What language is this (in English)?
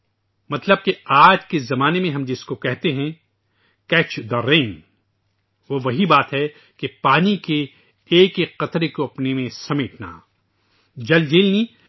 Urdu